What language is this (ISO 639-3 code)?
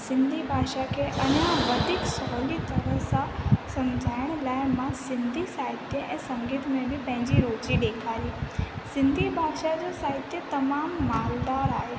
snd